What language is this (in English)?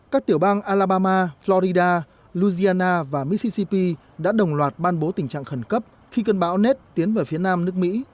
Vietnamese